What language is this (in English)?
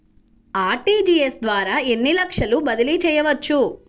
Telugu